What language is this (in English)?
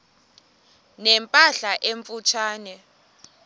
Xhosa